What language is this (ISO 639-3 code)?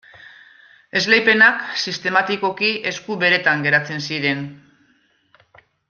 eus